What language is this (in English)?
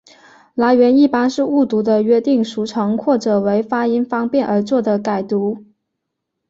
Chinese